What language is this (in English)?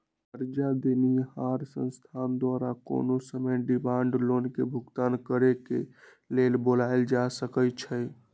Magahi